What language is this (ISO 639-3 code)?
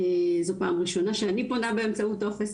heb